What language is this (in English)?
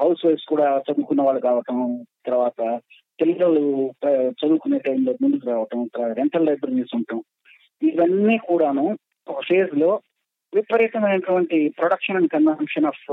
Telugu